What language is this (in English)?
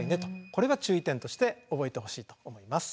Japanese